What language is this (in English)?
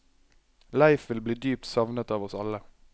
Norwegian